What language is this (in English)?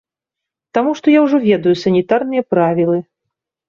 Belarusian